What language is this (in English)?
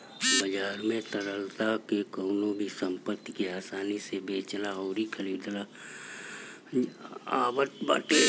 Bhojpuri